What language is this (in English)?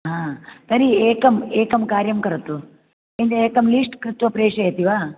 Sanskrit